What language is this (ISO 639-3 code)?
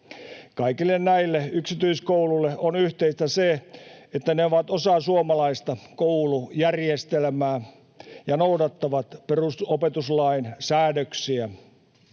fin